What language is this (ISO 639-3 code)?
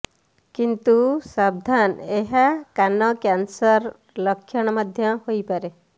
ori